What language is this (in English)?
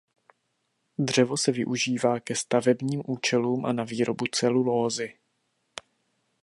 Czech